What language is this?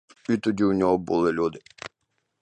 Ukrainian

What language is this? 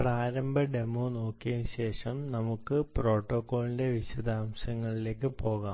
Malayalam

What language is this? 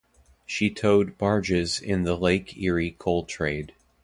English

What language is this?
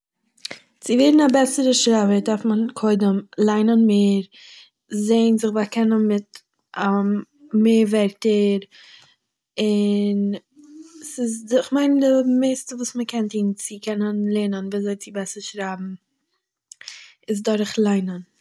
Yiddish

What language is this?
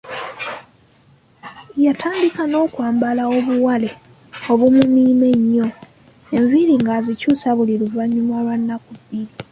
Ganda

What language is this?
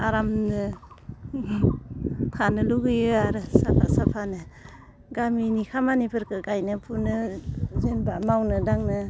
Bodo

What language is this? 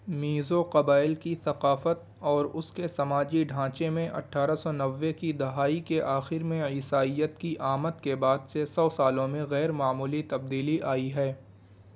Urdu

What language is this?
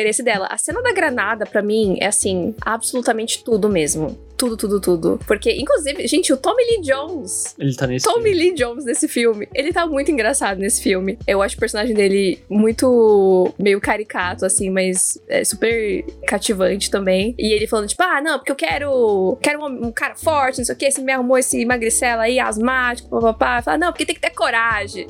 Portuguese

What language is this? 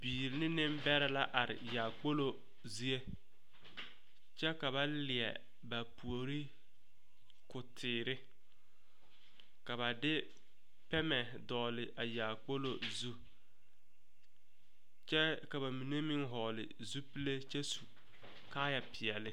Southern Dagaare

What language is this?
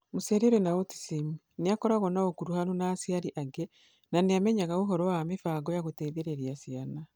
Kikuyu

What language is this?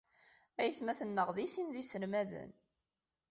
Kabyle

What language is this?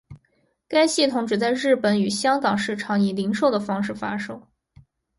Chinese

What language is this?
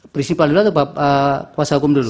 Indonesian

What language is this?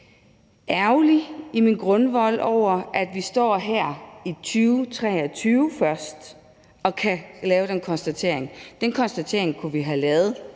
Danish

